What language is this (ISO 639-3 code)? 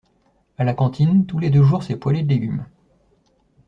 fra